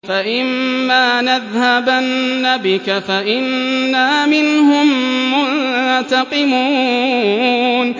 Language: Arabic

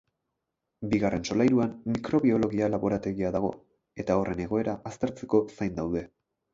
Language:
Basque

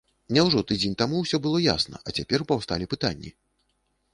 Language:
Belarusian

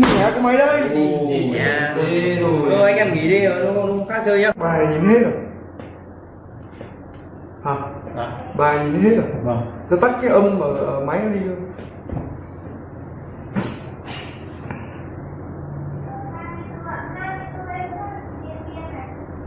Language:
Vietnamese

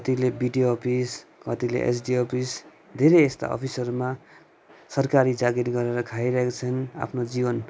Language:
Nepali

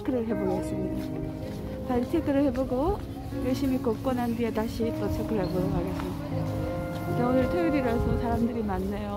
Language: Korean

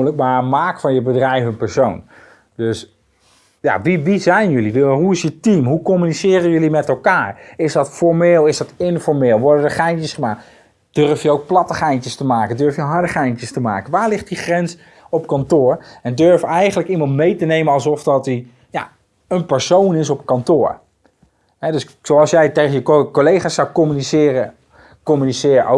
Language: Dutch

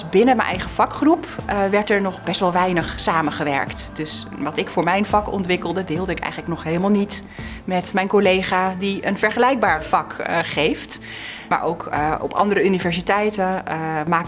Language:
Dutch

